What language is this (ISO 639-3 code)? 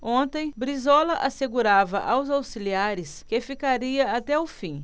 por